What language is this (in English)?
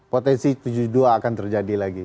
Indonesian